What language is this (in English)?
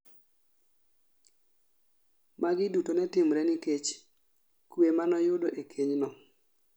Luo (Kenya and Tanzania)